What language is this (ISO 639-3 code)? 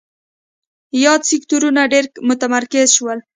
pus